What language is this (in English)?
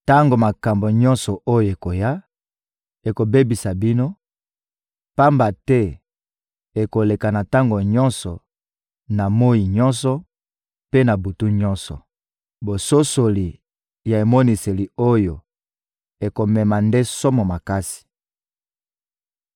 Lingala